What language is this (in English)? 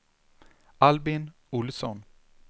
Swedish